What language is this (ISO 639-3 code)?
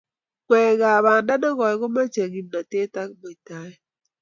kln